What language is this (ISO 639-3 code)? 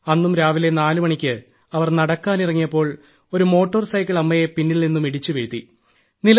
mal